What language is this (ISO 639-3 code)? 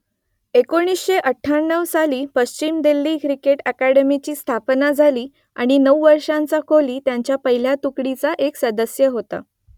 mar